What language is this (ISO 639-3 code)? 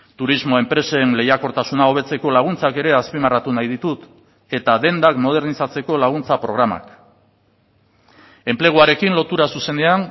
eus